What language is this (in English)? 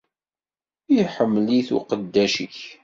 Kabyle